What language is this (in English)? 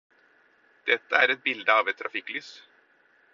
Norwegian Bokmål